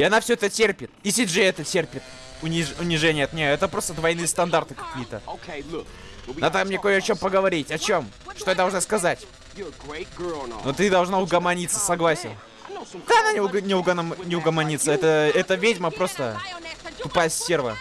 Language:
Russian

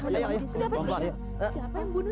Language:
Indonesian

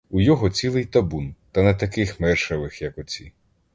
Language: Ukrainian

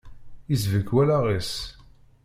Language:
Kabyle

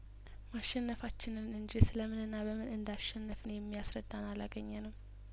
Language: Amharic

